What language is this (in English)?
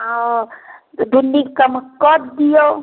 Maithili